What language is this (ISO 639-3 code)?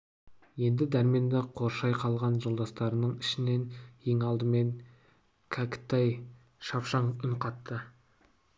kaz